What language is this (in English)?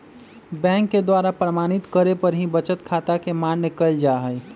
Magahi